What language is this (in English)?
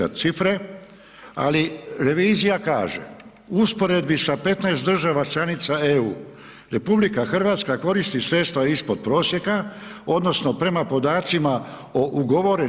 Croatian